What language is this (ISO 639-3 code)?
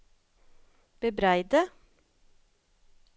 nor